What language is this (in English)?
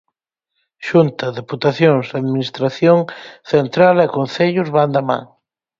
Galician